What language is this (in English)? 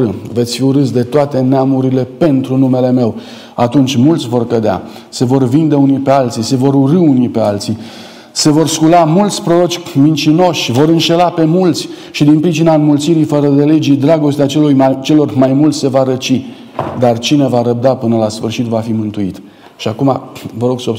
Romanian